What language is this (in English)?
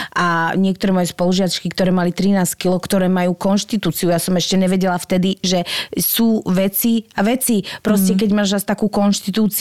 Slovak